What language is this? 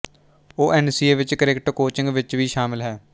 Punjabi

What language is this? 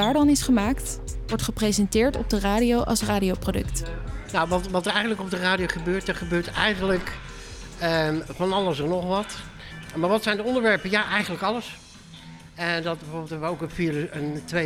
Dutch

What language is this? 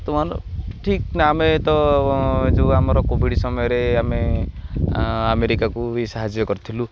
Odia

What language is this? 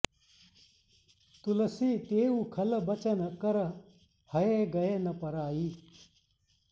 Sanskrit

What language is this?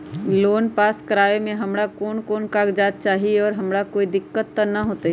Magahi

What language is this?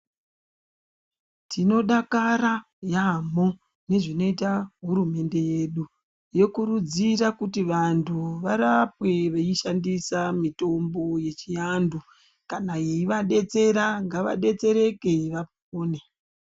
Ndau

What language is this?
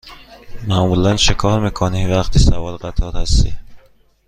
Persian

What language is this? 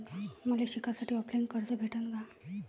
Marathi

